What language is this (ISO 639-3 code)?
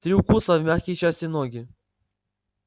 rus